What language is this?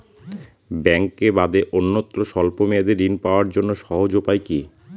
Bangla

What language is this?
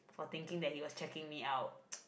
English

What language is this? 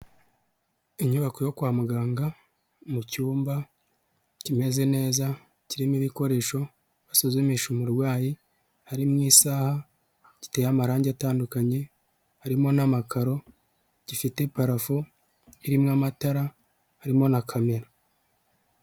Kinyarwanda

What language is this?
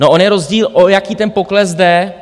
Czech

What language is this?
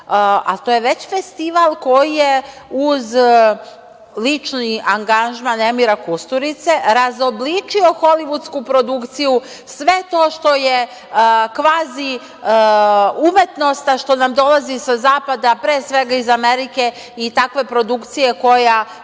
Serbian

